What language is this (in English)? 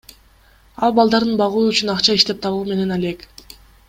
Kyrgyz